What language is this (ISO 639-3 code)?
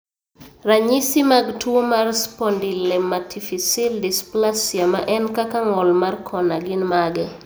luo